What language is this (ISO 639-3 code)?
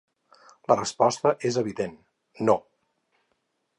cat